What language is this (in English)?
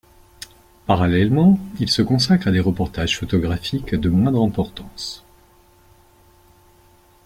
French